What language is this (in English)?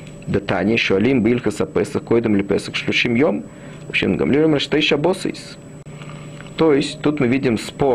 Russian